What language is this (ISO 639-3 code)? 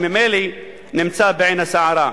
heb